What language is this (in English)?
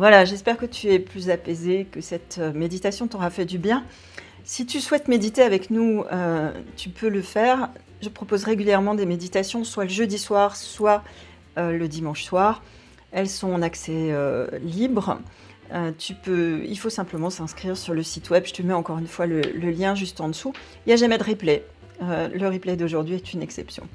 French